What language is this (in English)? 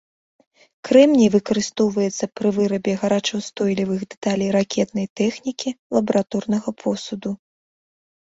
Belarusian